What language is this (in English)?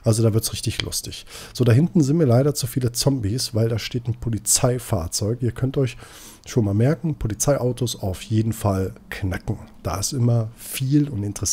German